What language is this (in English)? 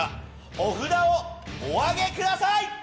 Japanese